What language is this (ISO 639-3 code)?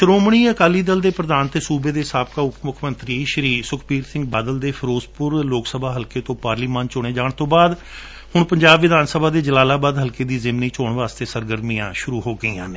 pan